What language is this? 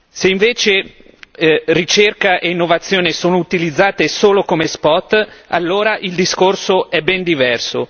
Italian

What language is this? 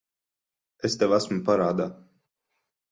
Latvian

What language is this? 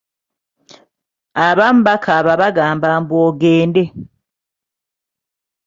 Ganda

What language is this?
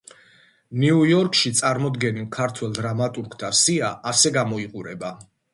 Georgian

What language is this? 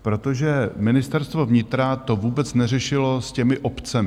Czech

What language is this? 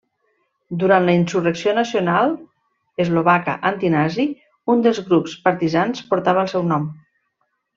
Catalan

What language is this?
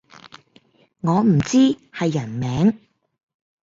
Cantonese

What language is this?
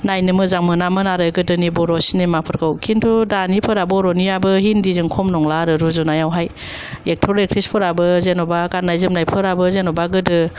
Bodo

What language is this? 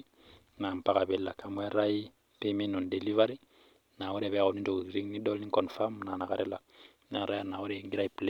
Masai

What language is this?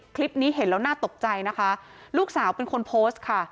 Thai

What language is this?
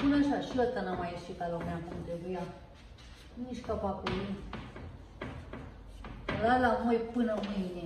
Romanian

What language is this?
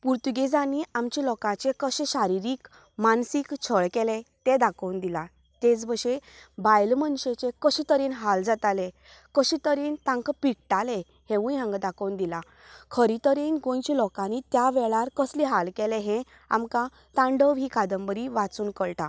Konkani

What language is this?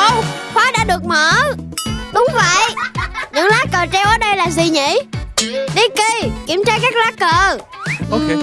Vietnamese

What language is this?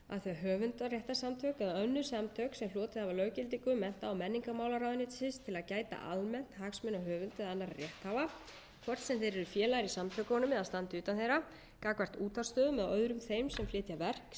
Icelandic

